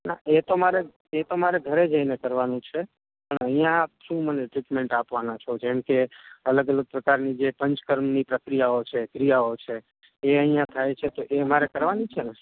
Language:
Gujarati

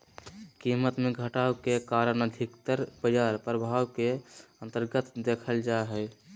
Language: Magahi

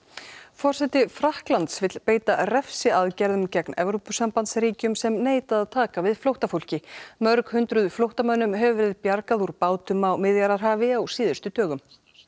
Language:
Icelandic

